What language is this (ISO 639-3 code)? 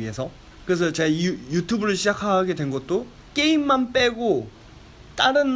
kor